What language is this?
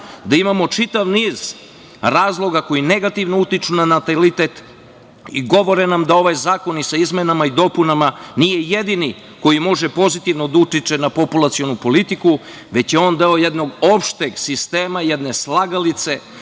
Serbian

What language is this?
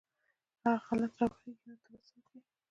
Pashto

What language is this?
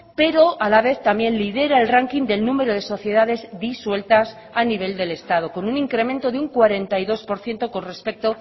Spanish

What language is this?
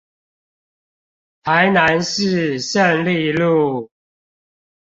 Chinese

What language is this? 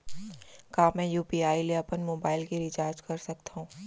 Chhattisgarhi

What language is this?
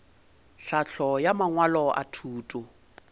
Northern Sotho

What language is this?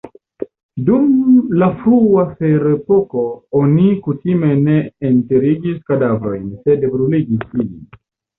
Esperanto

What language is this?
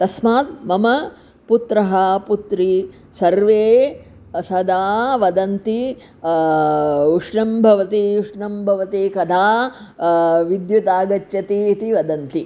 Sanskrit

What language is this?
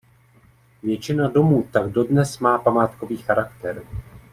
Czech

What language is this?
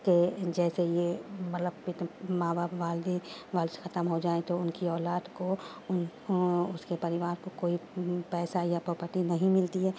Urdu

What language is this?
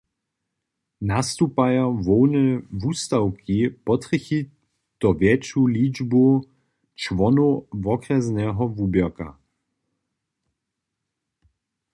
Upper Sorbian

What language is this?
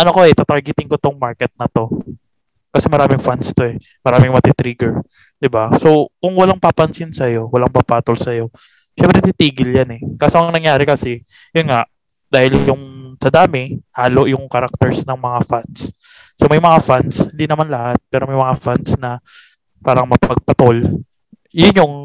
Filipino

